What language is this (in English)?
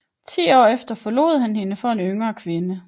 Danish